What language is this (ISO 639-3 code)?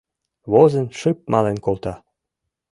chm